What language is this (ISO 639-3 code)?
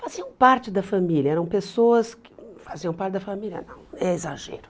por